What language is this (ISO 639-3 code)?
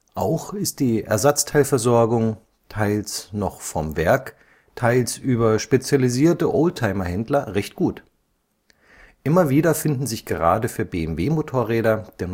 deu